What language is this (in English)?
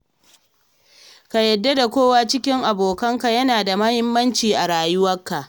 Hausa